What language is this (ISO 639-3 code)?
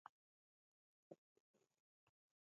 dav